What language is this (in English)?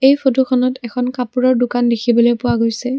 Assamese